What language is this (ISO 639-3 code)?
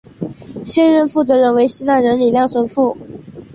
zho